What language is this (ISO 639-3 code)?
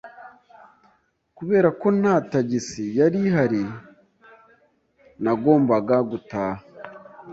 kin